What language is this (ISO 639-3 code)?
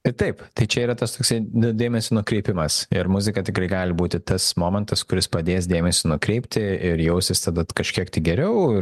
lit